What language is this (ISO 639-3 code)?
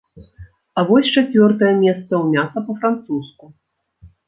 bel